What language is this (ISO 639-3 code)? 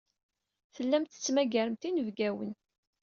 kab